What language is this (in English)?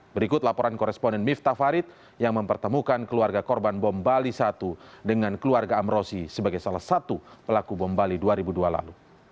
Indonesian